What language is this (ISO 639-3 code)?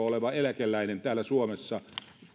fin